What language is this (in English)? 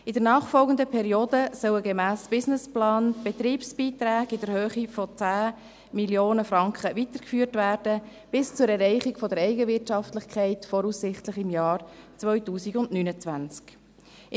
Swiss German